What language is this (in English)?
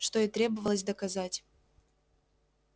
Russian